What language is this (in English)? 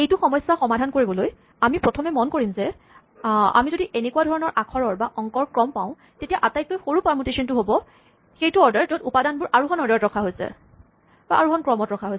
Assamese